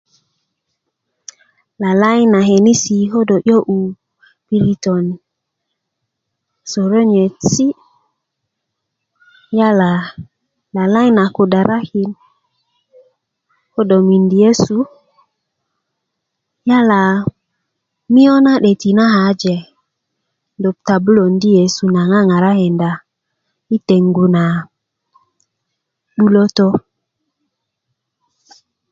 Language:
Kuku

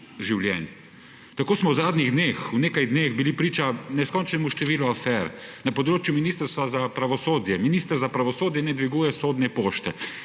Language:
Slovenian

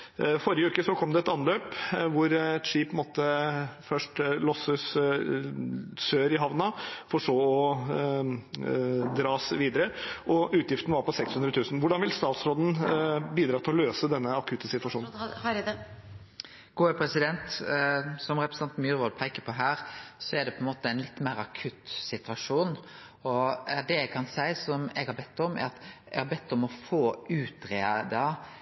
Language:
Norwegian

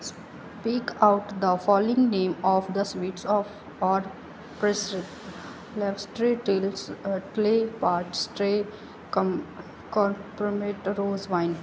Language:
Punjabi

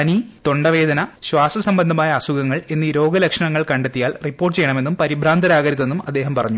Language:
Malayalam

